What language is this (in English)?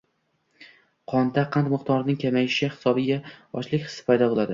Uzbek